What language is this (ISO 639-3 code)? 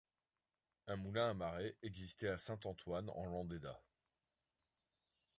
fra